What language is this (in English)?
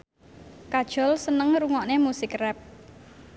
Javanese